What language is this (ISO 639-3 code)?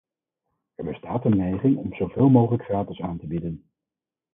nld